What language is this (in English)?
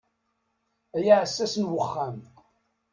Kabyle